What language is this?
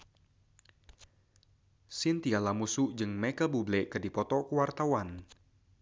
Sundanese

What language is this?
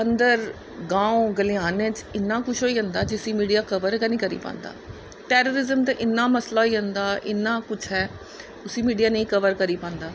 Dogri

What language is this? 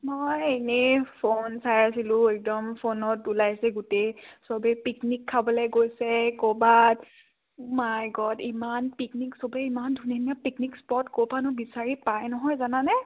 Assamese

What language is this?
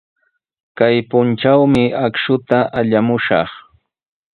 Sihuas Ancash Quechua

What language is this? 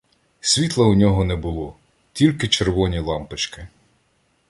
Ukrainian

